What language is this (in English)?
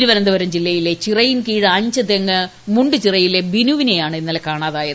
Malayalam